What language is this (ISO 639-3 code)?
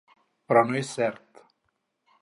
cat